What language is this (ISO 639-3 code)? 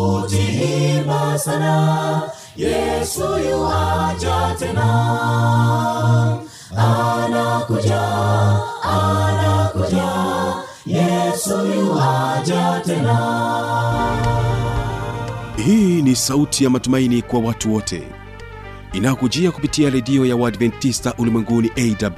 swa